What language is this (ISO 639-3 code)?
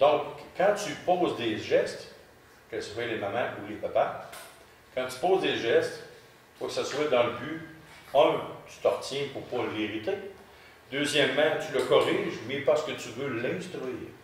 fra